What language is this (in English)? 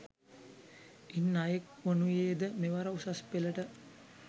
Sinhala